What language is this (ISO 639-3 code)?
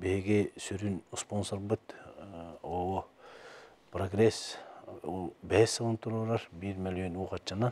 tur